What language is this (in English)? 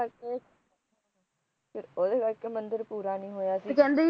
Punjabi